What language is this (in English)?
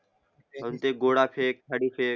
Marathi